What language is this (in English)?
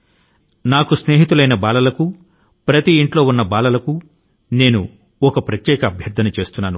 Telugu